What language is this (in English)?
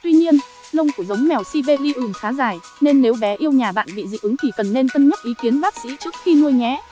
Vietnamese